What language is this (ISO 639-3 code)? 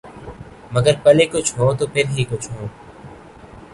urd